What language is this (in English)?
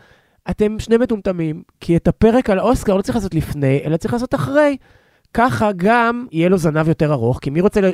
Hebrew